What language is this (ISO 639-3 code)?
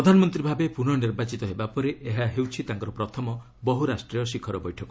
ori